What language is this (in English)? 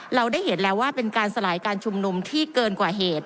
Thai